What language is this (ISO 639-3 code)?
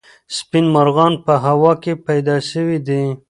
pus